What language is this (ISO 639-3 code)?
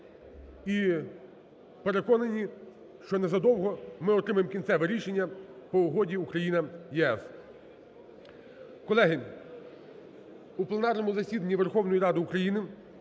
ukr